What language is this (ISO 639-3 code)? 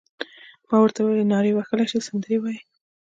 pus